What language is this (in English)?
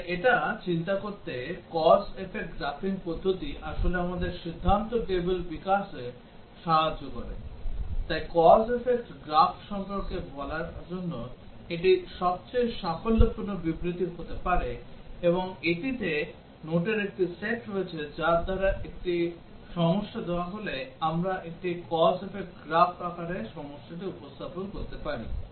Bangla